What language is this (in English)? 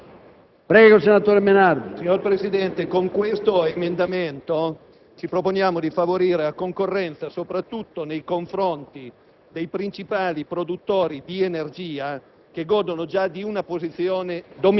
Italian